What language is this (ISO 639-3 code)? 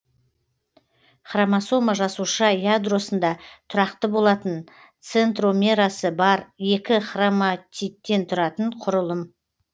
kaz